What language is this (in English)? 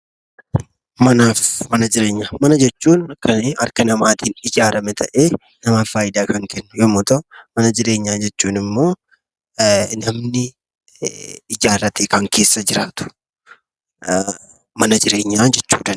Oromo